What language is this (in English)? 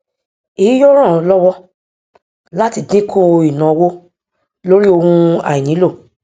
Yoruba